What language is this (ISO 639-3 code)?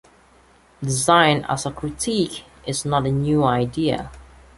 eng